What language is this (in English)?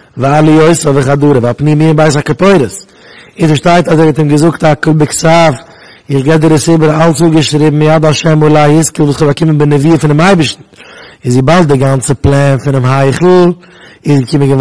Dutch